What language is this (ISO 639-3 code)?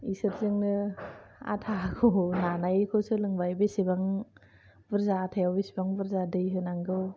brx